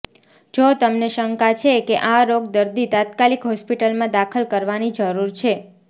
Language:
Gujarati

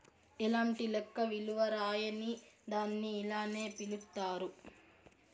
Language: Telugu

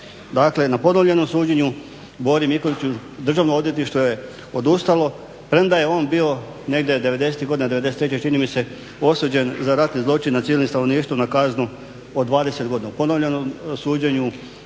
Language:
Croatian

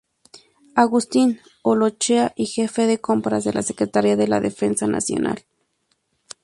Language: Spanish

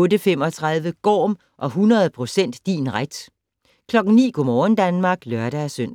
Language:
Danish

